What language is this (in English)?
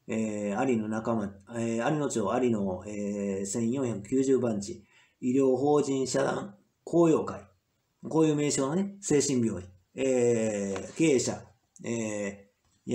Japanese